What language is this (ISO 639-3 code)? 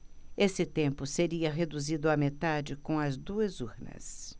por